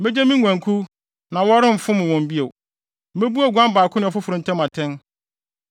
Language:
Akan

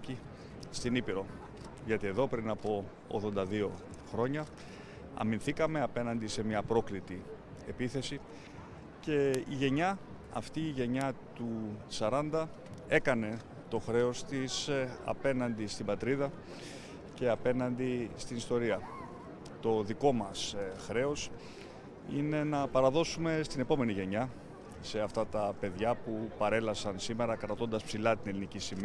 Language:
Greek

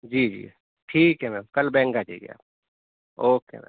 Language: Urdu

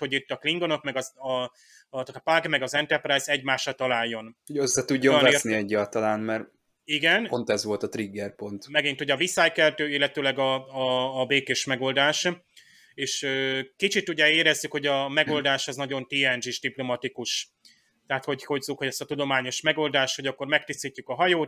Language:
Hungarian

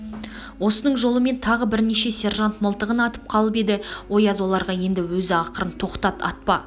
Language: Kazakh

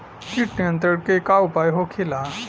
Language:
Bhojpuri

